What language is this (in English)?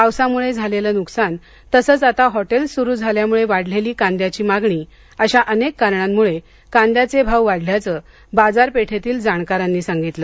Marathi